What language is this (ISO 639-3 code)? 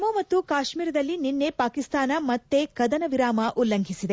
kan